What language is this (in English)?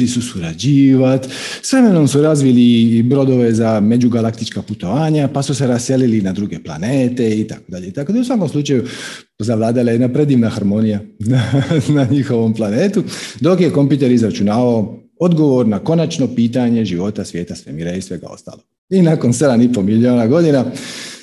Croatian